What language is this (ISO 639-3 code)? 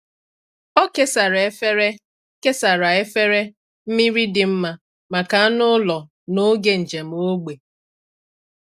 ibo